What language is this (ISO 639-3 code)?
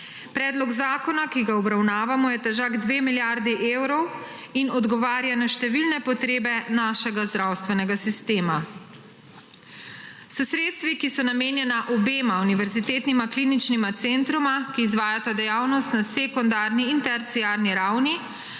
slv